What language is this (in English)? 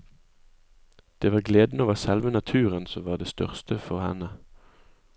Norwegian